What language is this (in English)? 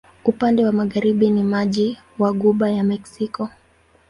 Swahili